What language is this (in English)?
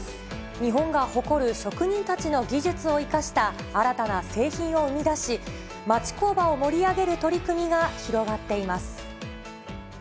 Japanese